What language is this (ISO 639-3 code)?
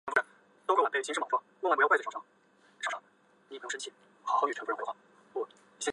zho